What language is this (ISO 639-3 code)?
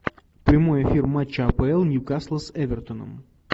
rus